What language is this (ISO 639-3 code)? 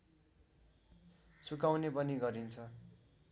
nep